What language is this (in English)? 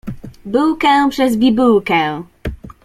Polish